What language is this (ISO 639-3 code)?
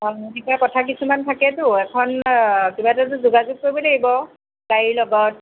asm